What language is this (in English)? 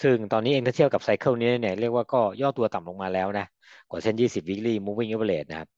Thai